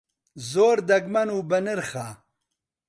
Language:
Central Kurdish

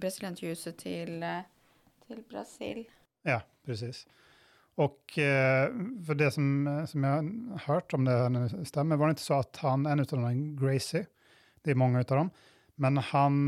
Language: Swedish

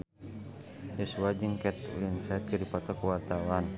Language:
Sundanese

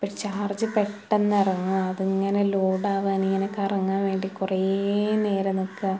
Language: Malayalam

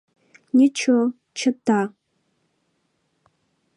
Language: Mari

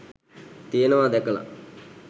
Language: Sinhala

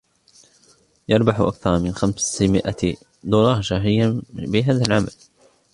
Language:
Arabic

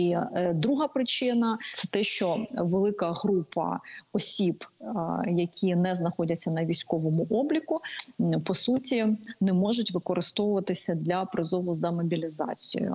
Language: Ukrainian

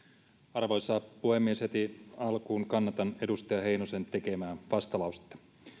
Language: Finnish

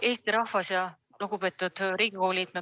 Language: Estonian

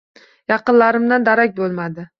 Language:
Uzbek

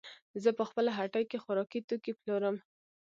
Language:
Pashto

